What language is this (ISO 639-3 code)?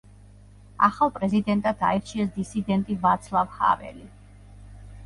kat